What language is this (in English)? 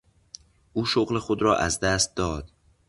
Persian